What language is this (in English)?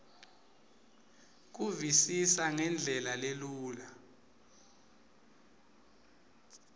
Swati